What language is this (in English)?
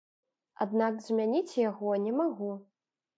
Belarusian